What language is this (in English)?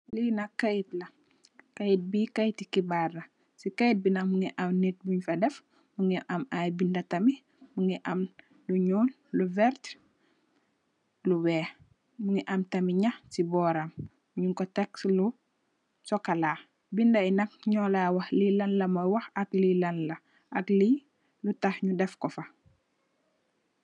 Wolof